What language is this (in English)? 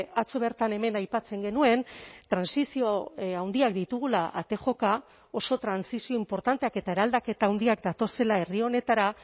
Basque